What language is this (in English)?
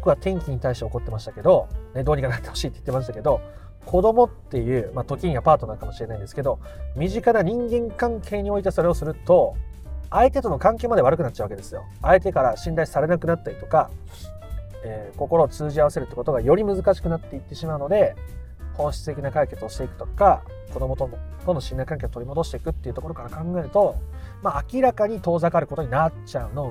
Japanese